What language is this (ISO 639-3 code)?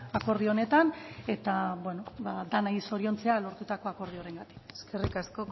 eus